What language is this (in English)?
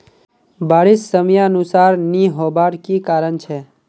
Magahi